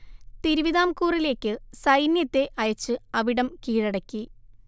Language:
Malayalam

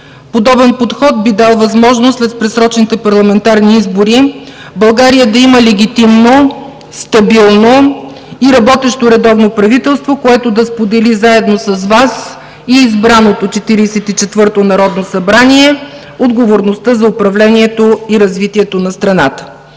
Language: Bulgarian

